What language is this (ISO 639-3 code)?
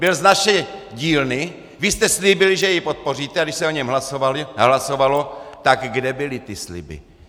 ces